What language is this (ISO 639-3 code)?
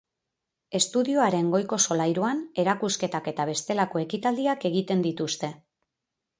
eus